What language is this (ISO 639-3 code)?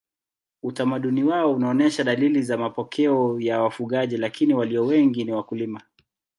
swa